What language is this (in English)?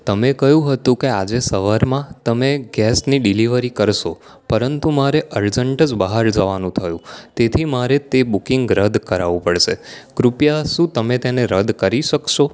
Gujarati